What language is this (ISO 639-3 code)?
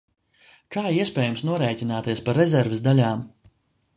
lav